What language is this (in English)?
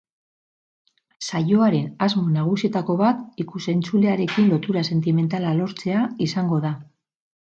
Basque